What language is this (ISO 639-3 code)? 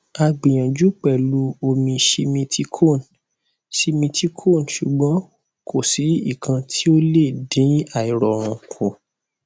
yor